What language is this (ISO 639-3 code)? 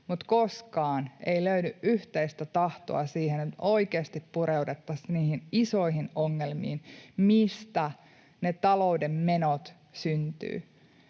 fin